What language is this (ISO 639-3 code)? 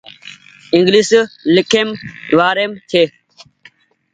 gig